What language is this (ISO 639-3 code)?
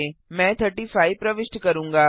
hin